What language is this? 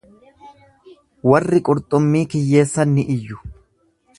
Oromo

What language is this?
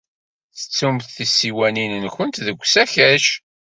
Kabyle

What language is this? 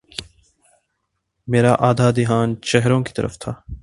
Urdu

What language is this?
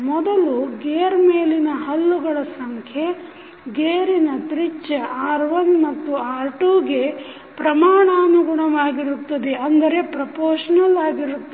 Kannada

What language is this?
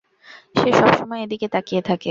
Bangla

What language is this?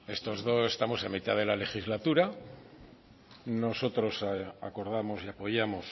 Spanish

